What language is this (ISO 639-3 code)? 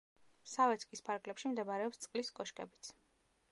kat